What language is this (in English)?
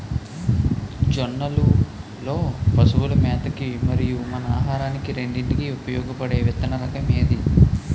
Telugu